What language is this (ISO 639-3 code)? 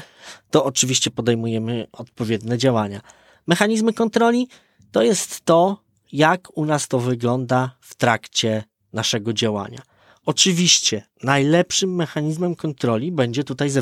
pol